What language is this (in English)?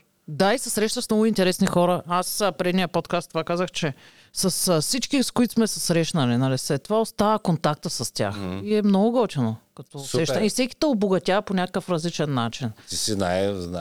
Bulgarian